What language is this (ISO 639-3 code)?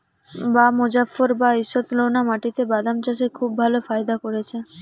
ben